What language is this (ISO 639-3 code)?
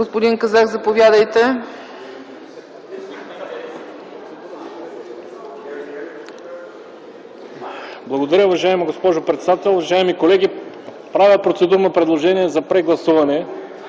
bul